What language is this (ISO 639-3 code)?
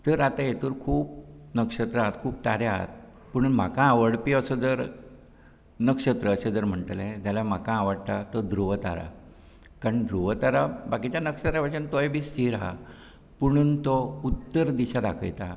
kok